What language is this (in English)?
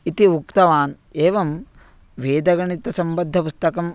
Sanskrit